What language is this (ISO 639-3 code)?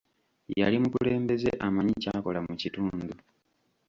lug